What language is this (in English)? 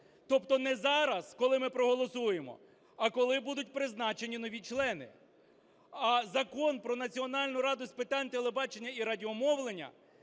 Ukrainian